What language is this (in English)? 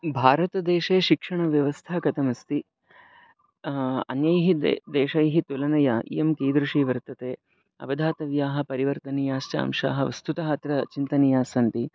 Sanskrit